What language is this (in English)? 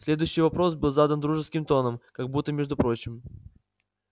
Russian